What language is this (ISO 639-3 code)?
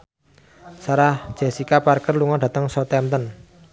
jav